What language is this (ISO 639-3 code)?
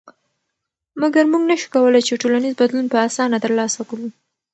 pus